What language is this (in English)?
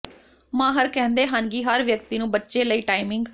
Punjabi